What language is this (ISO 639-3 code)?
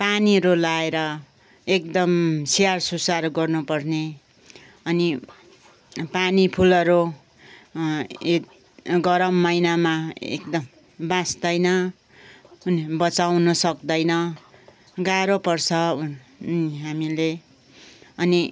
nep